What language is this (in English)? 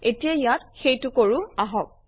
Assamese